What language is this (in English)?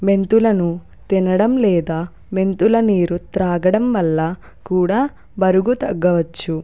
Telugu